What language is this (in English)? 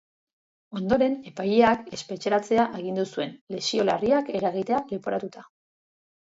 Basque